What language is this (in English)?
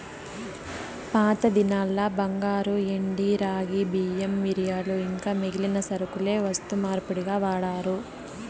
Telugu